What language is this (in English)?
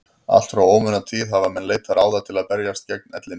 Icelandic